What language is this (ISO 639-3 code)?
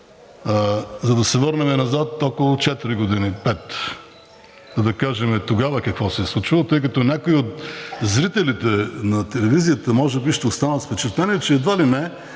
bul